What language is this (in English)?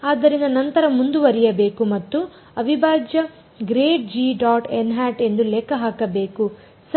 Kannada